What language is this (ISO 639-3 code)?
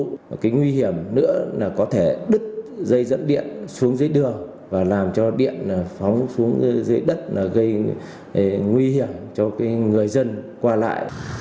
vie